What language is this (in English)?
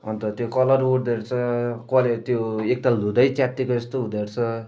Nepali